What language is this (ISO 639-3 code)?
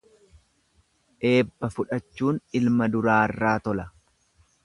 orm